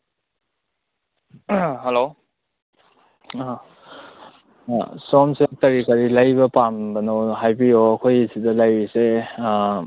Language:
Manipuri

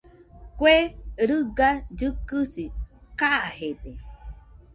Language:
Nüpode Huitoto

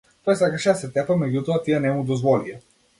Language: Macedonian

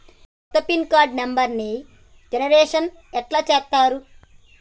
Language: Telugu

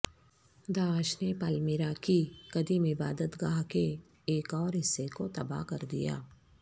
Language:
Urdu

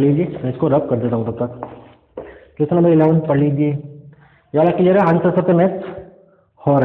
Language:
Hindi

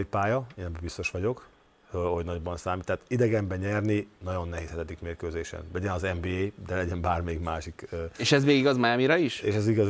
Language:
Hungarian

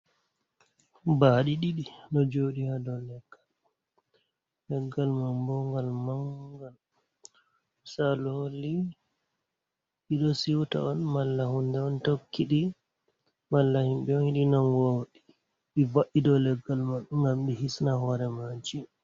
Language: Fula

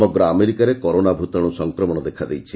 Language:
Odia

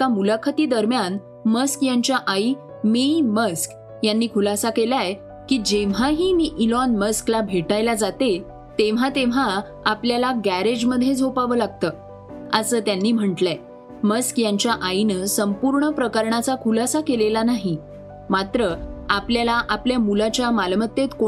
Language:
Marathi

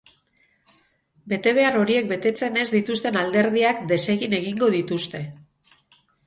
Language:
Basque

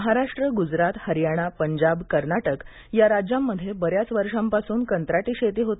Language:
Marathi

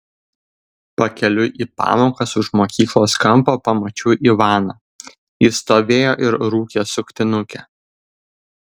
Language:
Lithuanian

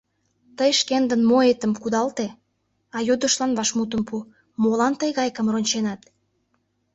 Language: Mari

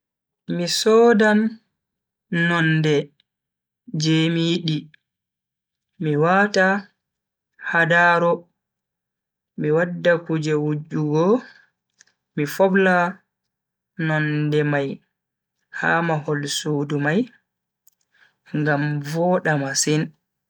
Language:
Bagirmi Fulfulde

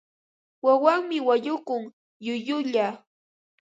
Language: Ambo-Pasco Quechua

